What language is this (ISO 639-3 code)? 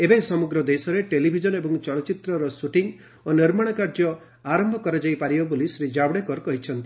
ori